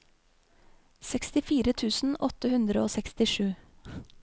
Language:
Norwegian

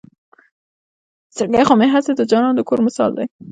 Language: Pashto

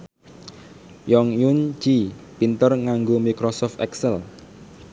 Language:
Javanese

